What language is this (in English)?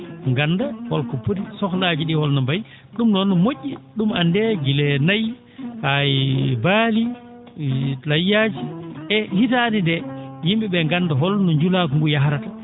Fula